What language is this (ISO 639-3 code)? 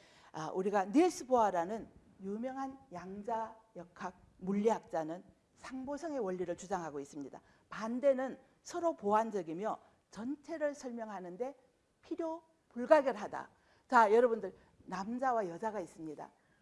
kor